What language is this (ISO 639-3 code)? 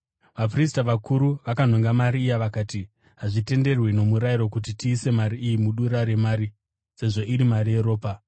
sna